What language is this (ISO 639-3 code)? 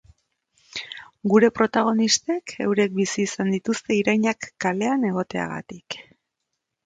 eus